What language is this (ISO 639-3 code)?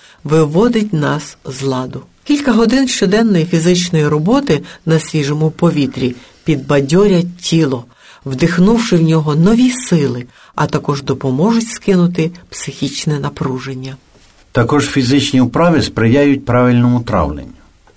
ukr